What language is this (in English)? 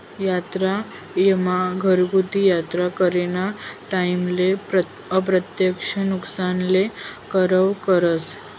Marathi